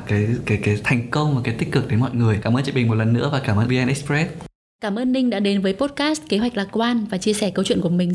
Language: Vietnamese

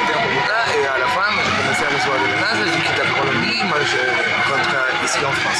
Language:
French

